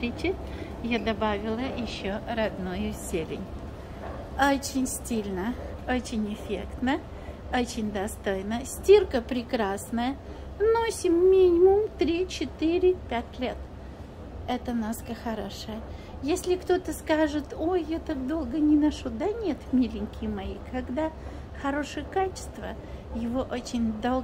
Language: Russian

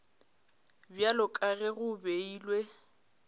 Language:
Northern Sotho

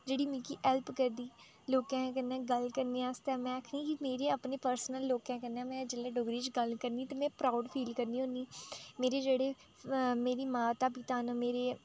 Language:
Dogri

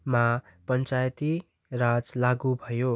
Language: Nepali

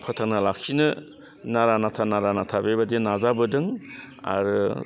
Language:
Bodo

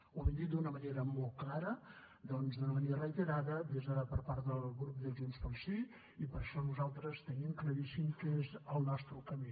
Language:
Catalan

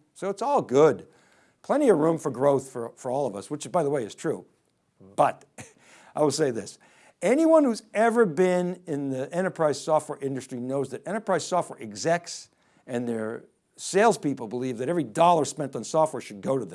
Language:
English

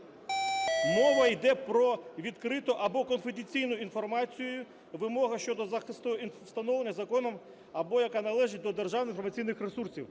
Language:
Ukrainian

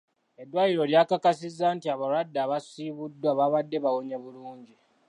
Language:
Ganda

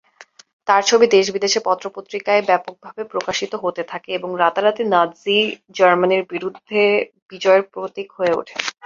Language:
Bangla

